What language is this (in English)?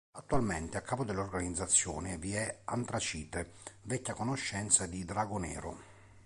Italian